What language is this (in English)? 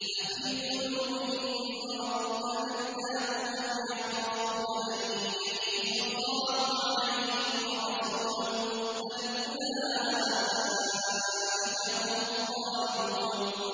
Arabic